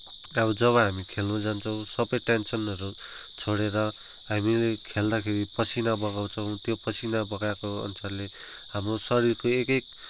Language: Nepali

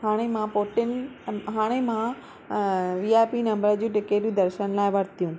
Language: Sindhi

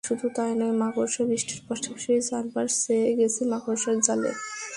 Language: Bangla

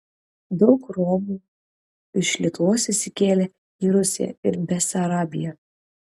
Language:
Lithuanian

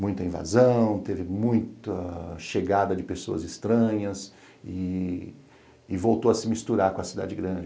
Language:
Portuguese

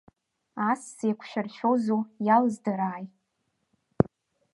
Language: Abkhazian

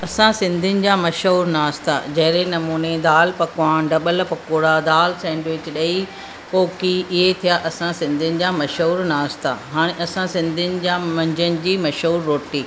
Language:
Sindhi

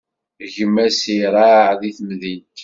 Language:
Kabyle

